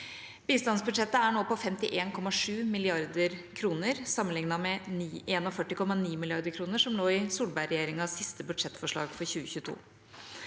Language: Norwegian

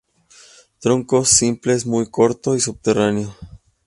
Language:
Spanish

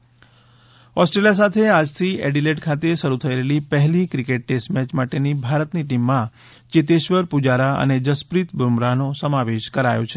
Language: Gujarati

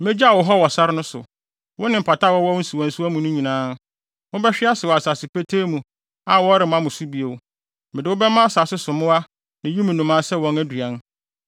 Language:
Akan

